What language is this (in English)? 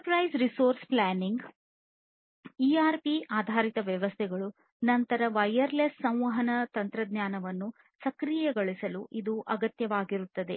Kannada